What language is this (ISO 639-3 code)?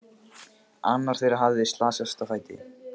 isl